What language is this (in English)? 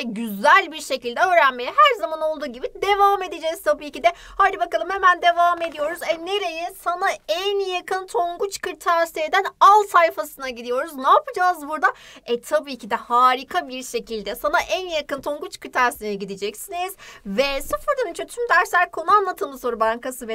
Turkish